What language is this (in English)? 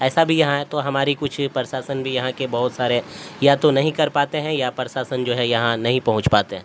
Urdu